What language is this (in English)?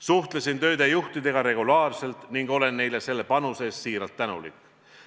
Estonian